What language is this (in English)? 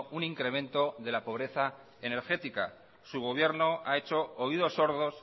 Spanish